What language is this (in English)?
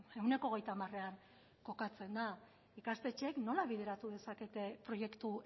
Basque